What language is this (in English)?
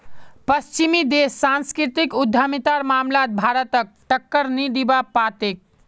Magahi